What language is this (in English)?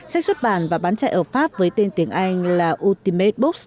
Vietnamese